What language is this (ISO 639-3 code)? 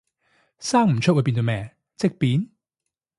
yue